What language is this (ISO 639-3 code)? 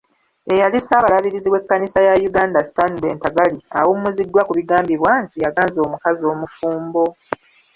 lug